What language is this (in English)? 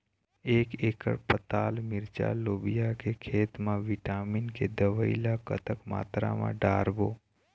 Chhattisgarhi